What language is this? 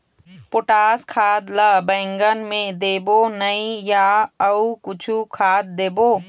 Chhattisgarhi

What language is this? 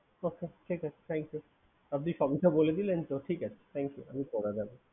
Bangla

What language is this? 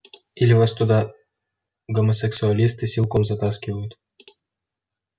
Russian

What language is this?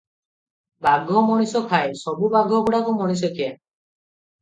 Odia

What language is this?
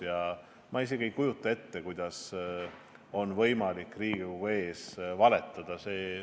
Estonian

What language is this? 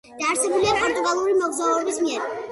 Georgian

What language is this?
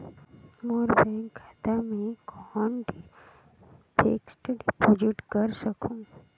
Chhattisgarhi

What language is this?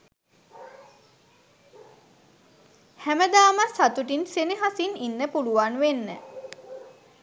Sinhala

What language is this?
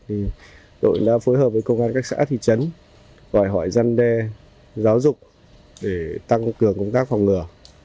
Vietnamese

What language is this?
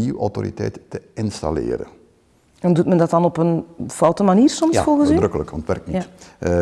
Dutch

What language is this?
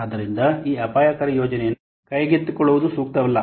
Kannada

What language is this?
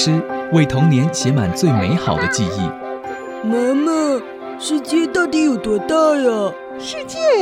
Chinese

